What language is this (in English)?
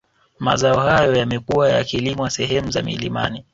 Swahili